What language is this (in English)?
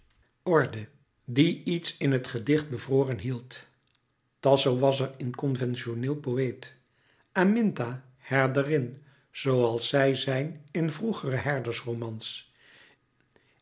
Dutch